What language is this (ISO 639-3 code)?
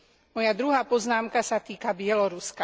slk